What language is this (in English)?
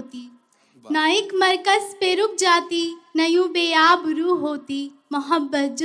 Hindi